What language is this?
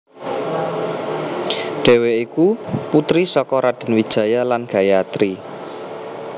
Javanese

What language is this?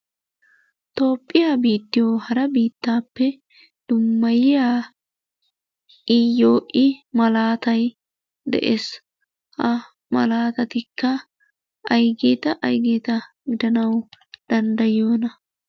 Wolaytta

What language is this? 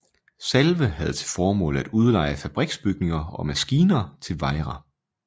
Danish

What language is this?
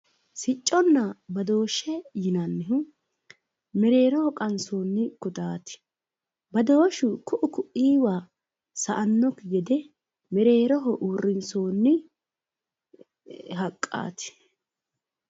Sidamo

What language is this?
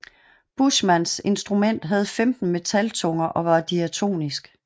Danish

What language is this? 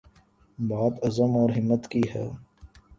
Urdu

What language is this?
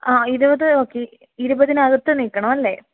Malayalam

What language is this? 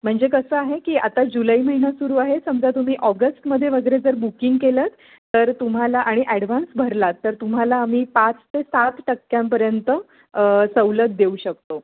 Marathi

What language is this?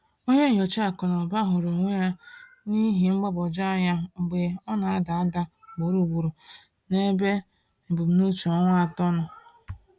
Igbo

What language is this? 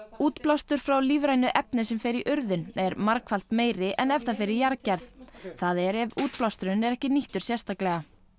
Icelandic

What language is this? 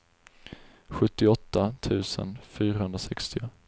Swedish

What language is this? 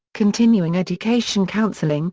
English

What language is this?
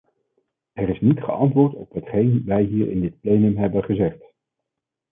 Dutch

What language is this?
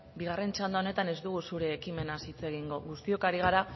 Basque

